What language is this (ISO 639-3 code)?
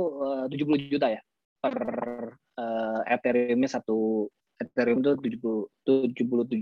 ind